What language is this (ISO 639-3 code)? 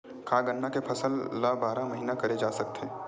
hne